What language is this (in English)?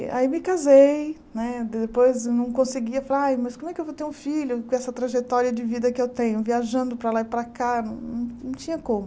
Portuguese